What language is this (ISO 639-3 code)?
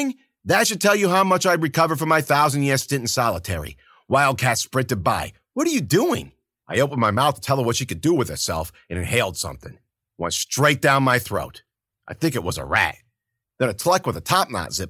eng